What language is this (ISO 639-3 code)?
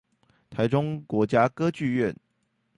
zho